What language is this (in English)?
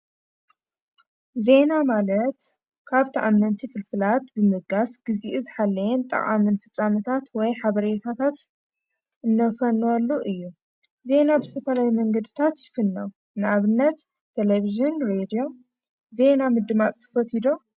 Tigrinya